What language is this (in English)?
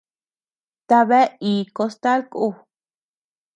Tepeuxila Cuicatec